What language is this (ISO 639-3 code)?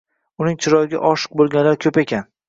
uzb